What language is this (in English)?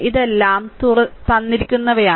Malayalam